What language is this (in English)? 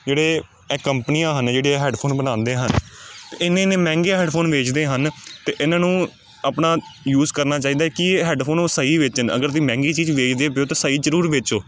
Punjabi